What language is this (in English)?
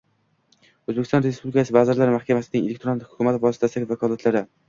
Uzbek